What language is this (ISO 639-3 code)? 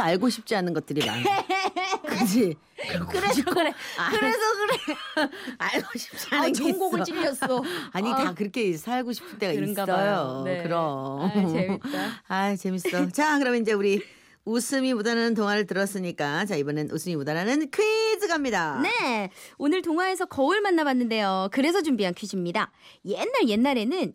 kor